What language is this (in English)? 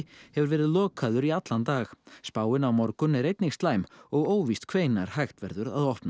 Icelandic